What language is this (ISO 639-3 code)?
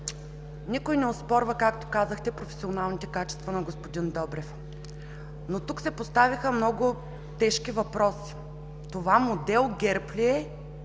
bul